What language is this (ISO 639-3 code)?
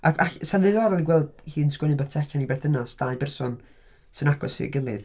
cym